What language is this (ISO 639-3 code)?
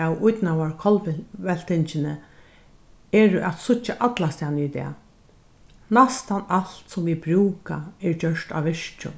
fao